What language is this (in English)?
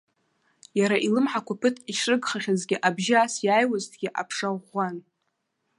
Abkhazian